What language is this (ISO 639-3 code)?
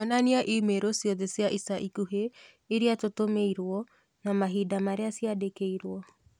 kik